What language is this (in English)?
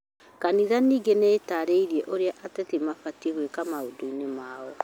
Kikuyu